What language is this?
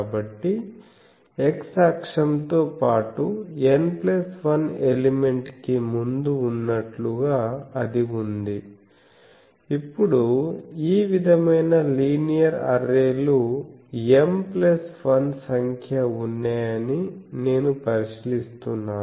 Telugu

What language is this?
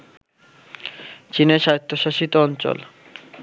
Bangla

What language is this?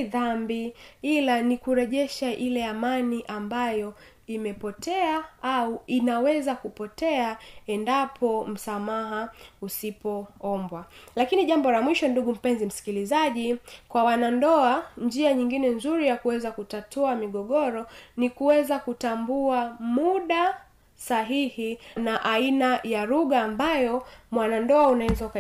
Swahili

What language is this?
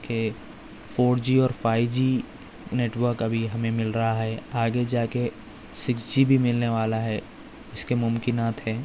Urdu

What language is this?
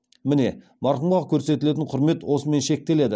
Kazakh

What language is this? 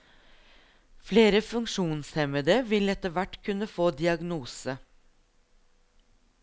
Norwegian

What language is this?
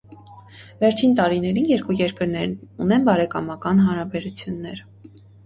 Armenian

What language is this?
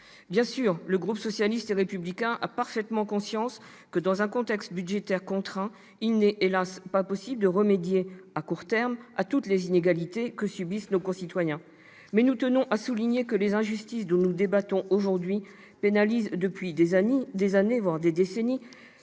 French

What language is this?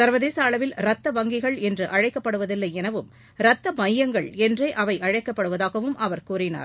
Tamil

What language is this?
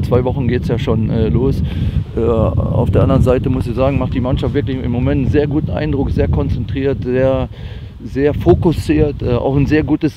German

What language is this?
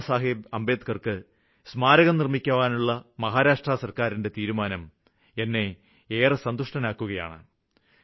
Malayalam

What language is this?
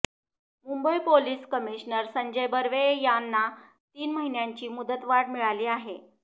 Marathi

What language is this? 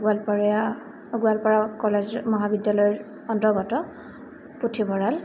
Assamese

